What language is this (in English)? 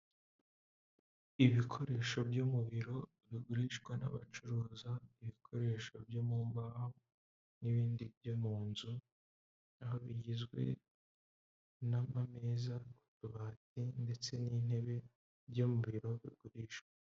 Kinyarwanda